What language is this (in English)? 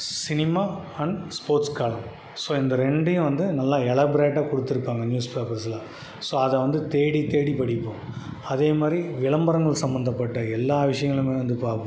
Tamil